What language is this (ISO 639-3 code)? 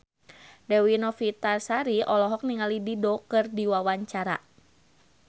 sun